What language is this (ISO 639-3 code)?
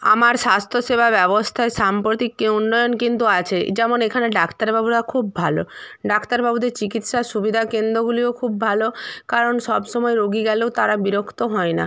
ben